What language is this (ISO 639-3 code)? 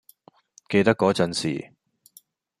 yue